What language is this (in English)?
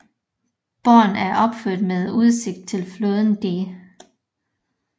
Danish